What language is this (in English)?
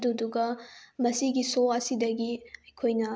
Manipuri